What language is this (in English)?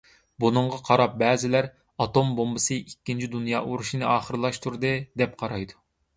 Uyghur